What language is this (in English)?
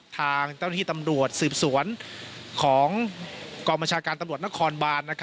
Thai